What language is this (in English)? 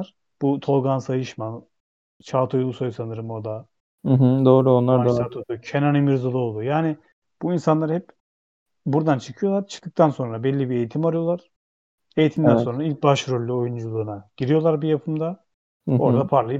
Turkish